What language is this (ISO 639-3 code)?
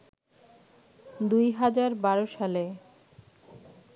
ben